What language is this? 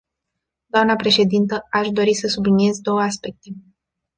Romanian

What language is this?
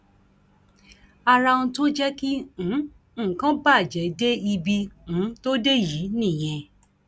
Yoruba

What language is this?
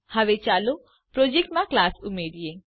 Gujarati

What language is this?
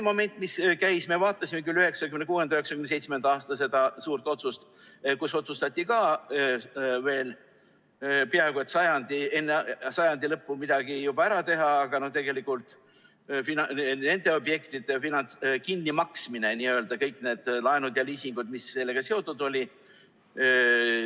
Estonian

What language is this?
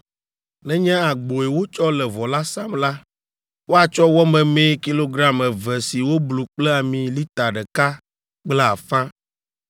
Ewe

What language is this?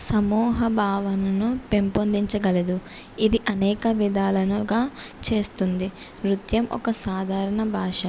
Telugu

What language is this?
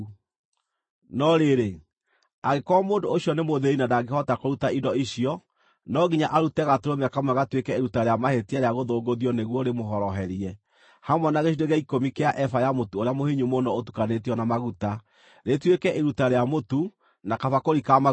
Kikuyu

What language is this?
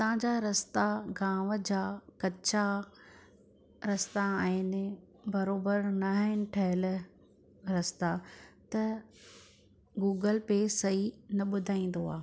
Sindhi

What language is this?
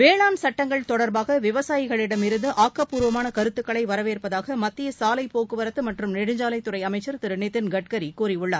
Tamil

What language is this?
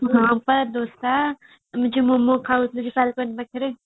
Odia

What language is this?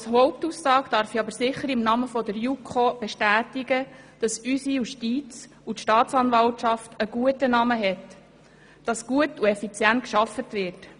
Swiss German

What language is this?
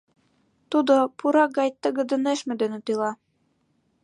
Mari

